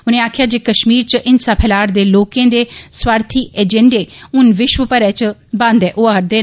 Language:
Dogri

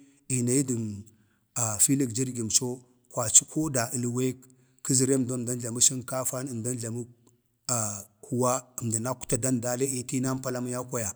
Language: Bade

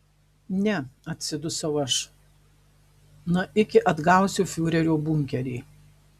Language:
Lithuanian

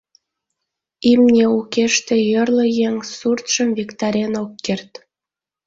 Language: Mari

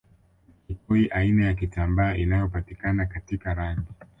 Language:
Swahili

